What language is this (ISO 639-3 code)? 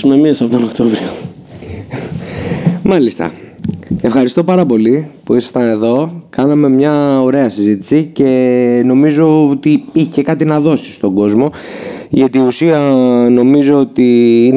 ell